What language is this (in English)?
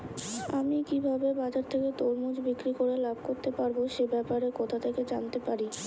Bangla